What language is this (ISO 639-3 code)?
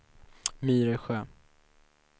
swe